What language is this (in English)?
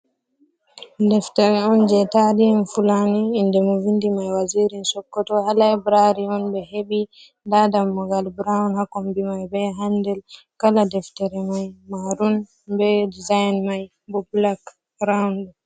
Fula